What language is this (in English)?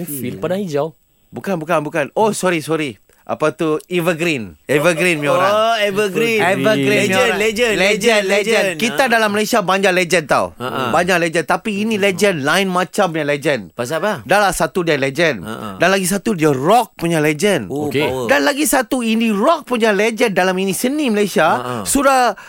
Malay